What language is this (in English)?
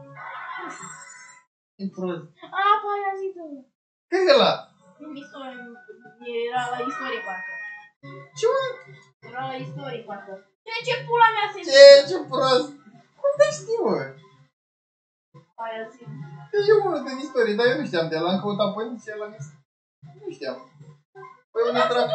Romanian